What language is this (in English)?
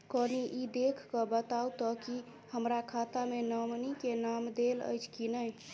Maithili